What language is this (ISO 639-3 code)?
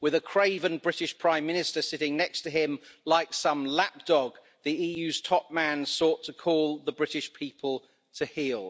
eng